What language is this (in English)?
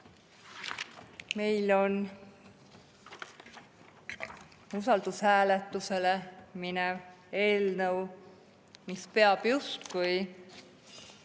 Estonian